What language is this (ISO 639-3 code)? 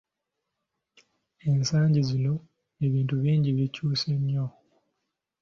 lug